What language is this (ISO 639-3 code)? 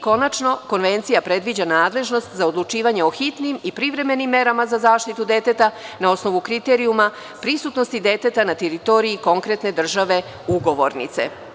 srp